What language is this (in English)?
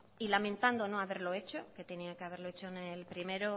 Spanish